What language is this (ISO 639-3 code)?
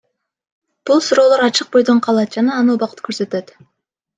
kir